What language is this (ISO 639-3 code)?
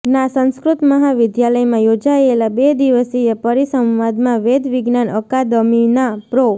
guj